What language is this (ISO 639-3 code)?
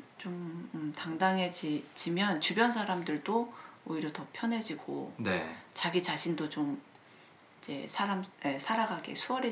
kor